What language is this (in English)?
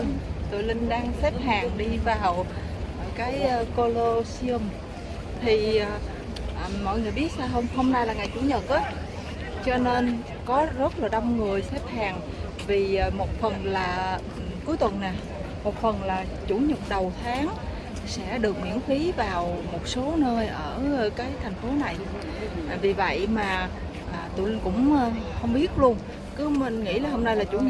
Vietnamese